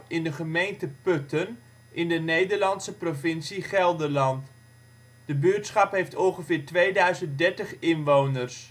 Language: Dutch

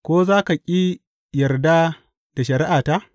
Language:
Hausa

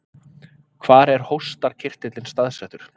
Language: Icelandic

